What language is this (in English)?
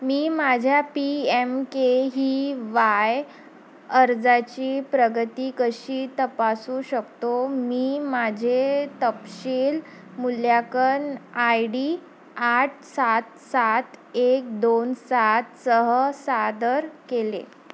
Marathi